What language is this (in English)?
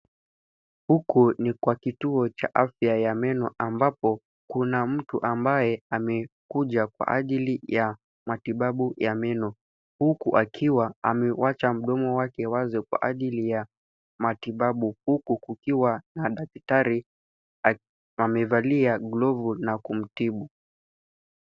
Swahili